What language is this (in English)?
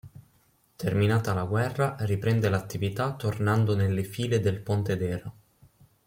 Italian